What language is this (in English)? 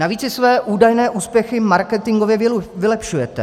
Czech